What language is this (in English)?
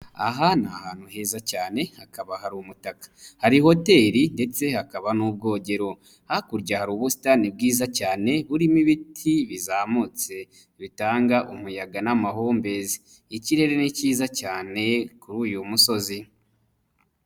Kinyarwanda